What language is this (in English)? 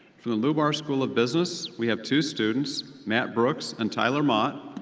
English